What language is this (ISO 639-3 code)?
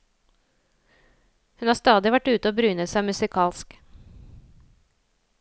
nor